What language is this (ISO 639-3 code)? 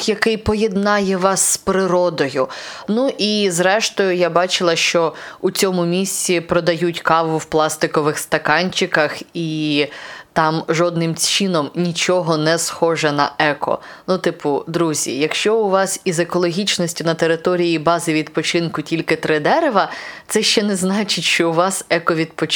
ukr